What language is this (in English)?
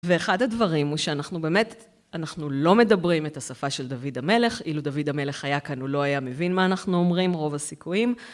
Hebrew